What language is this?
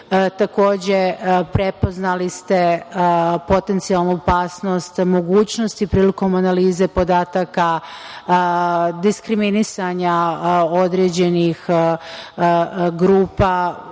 Serbian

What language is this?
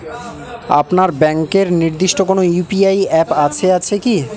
Bangla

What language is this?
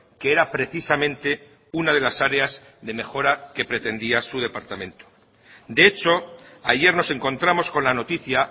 Spanish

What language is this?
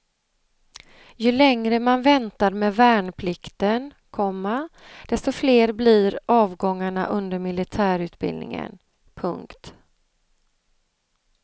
Swedish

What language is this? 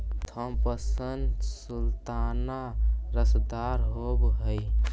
Magahi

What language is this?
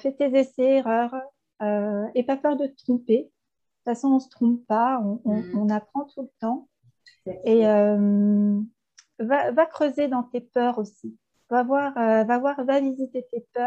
French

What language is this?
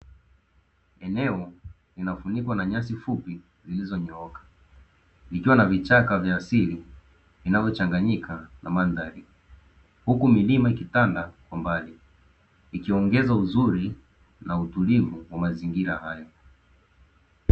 Swahili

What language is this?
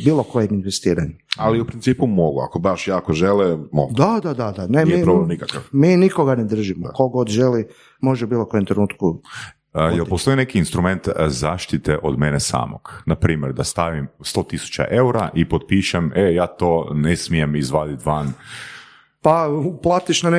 Croatian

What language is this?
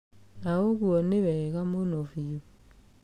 Kikuyu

